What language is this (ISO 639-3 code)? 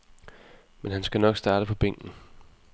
dan